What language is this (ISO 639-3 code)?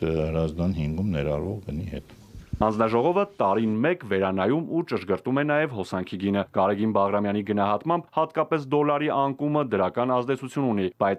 ron